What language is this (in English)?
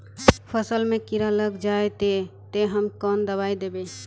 Magahi